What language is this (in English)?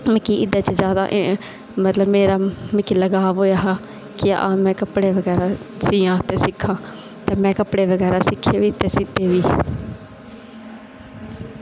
Dogri